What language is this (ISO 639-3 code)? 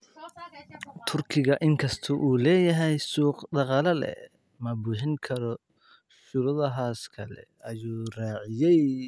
som